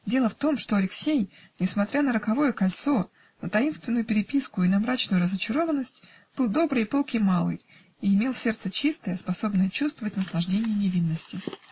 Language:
Russian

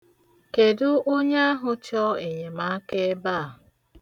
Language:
Igbo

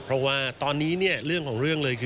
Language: Thai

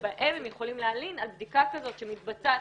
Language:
Hebrew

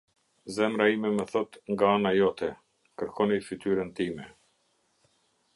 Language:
Albanian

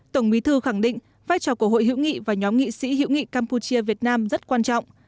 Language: Vietnamese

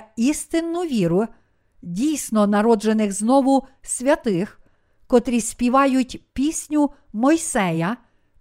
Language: Ukrainian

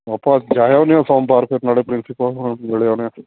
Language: Punjabi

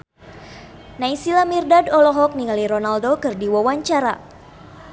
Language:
Sundanese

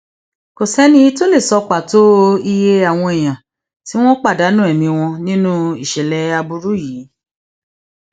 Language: Yoruba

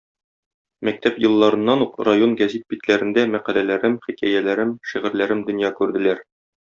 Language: Tatar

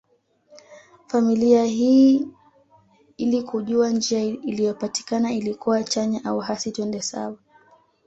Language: Swahili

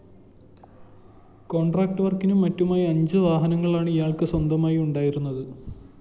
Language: Malayalam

